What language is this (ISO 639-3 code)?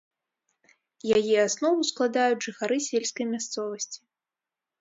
bel